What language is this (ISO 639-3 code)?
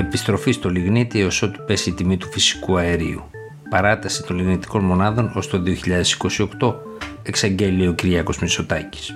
ell